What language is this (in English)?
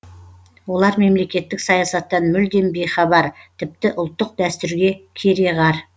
Kazakh